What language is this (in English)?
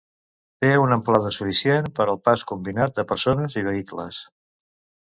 Catalan